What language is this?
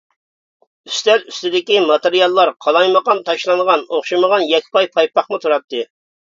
Uyghur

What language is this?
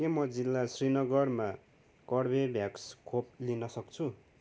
Nepali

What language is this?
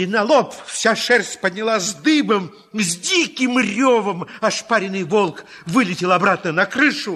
Russian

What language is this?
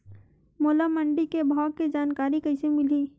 Chhattisgarhi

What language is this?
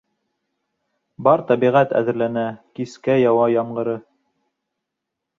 Bashkir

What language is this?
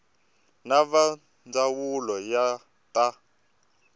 Tsonga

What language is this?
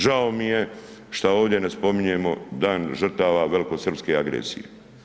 Croatian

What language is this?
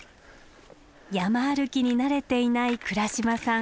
Japanese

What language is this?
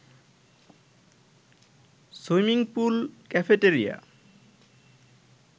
Bangla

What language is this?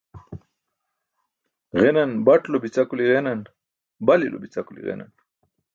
Burushaski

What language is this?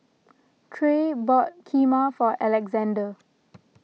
English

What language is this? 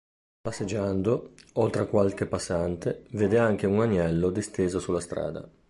Italian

